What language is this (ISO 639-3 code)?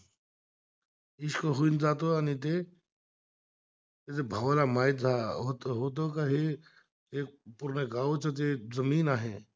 mar